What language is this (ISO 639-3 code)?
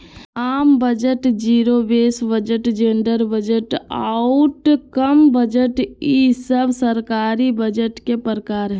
mag